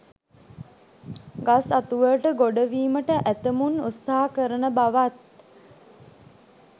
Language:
Sinhala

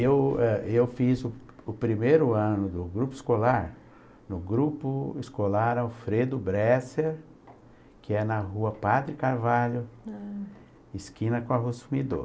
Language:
Portuguese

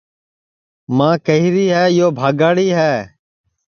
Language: Sansi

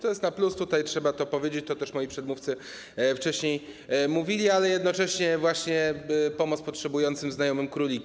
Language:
Polish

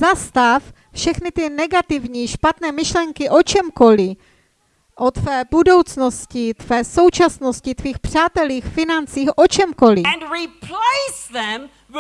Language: Czech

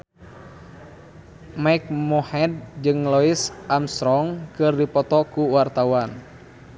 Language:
Sundanese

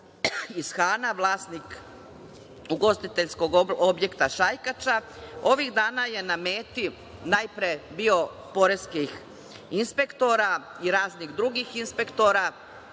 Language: Serbian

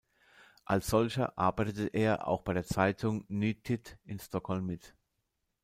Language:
German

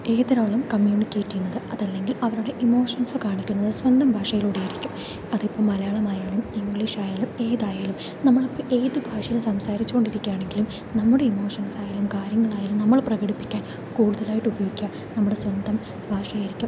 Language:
Malayalam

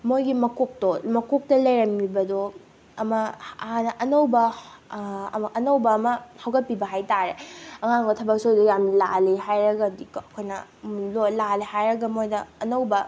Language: Manipuri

